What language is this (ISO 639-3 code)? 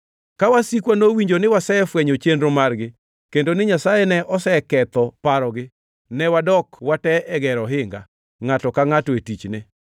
luo